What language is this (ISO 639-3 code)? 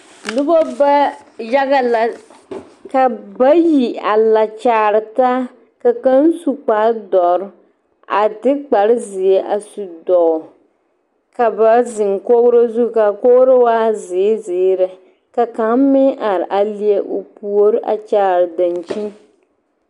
dga